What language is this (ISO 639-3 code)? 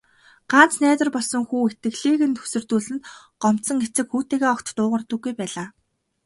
mon